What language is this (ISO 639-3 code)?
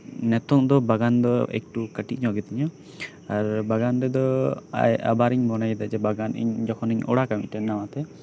sat